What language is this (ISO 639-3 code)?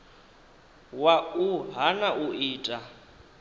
ven